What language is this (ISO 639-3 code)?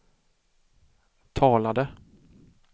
swe